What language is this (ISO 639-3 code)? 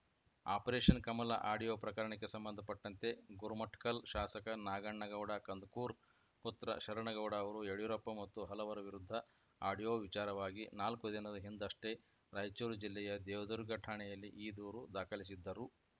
kan